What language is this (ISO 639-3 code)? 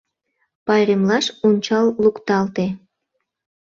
chm